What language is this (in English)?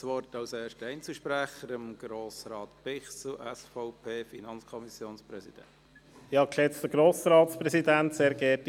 Swiss German